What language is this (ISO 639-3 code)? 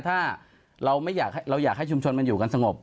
tha